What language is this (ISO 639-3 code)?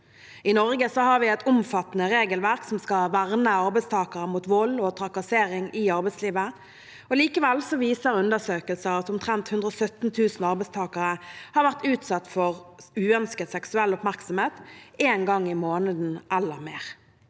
nor